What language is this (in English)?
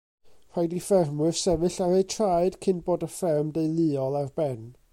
Welsh